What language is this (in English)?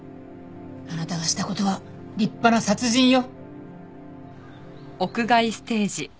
Japanese